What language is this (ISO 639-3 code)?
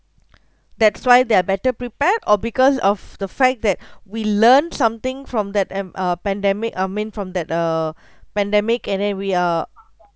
eng